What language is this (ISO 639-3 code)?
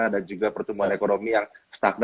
ind